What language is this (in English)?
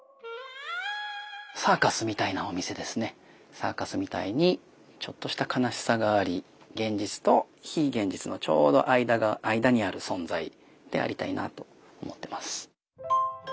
Japanese